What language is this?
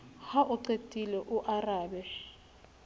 Southern Sotho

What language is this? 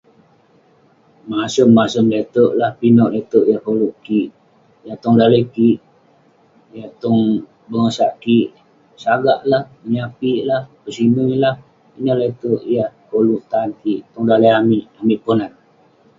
Western Penan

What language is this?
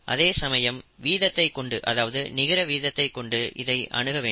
Tamil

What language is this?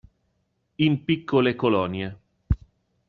Italian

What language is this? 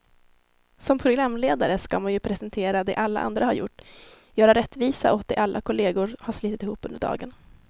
Swedish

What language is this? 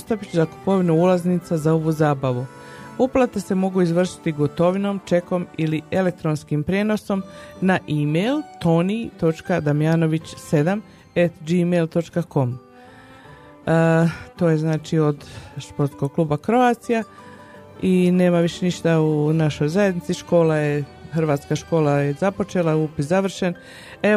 Croatian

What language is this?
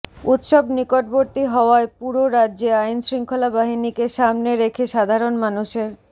Bangla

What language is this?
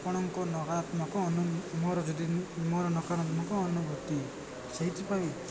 Odia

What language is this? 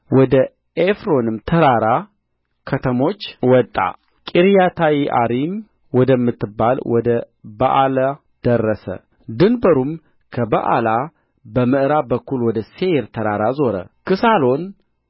Amharic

